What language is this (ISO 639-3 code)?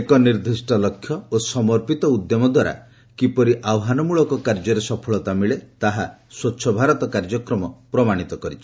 ori